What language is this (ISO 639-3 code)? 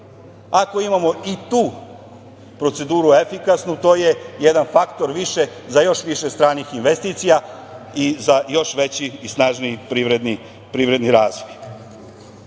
srp